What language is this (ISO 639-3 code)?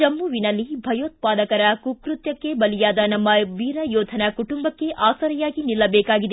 kan